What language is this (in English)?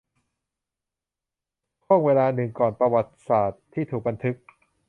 Thai